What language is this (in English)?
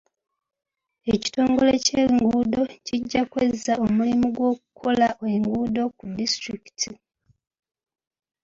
Ganda